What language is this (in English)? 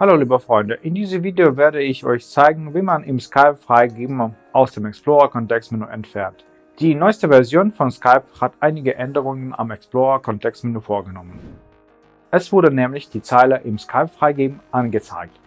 German